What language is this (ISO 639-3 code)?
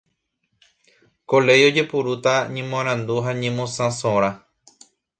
grn